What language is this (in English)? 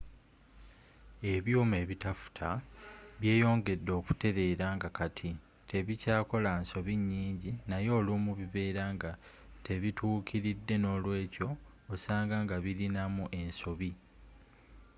Ganda